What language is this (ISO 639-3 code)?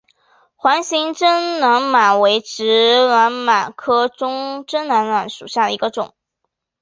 zho